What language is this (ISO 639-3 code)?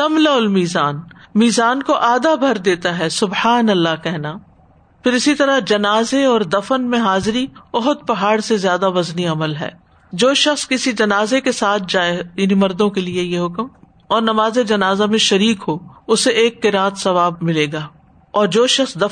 urd